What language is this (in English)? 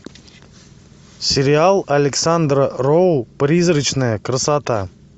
Russian